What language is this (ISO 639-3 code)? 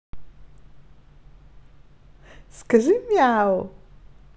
rus